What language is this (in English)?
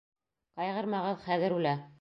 Bashkir